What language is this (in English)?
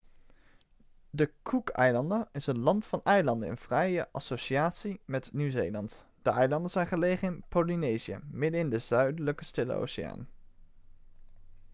Dutch